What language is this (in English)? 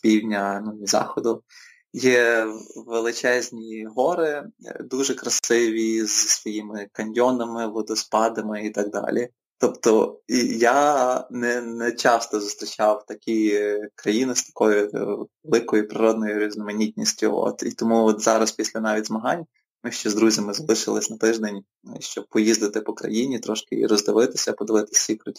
Ukrainian